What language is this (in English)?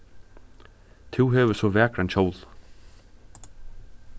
Faroese